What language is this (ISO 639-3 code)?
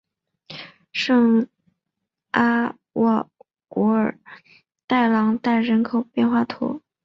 zho